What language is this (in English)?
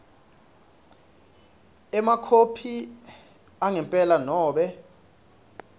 Swati